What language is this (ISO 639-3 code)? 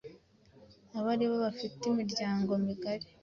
kin